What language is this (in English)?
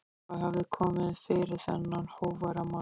Icelandic